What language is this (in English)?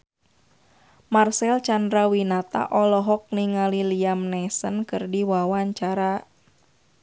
Sundanese